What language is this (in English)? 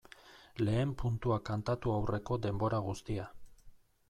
Basque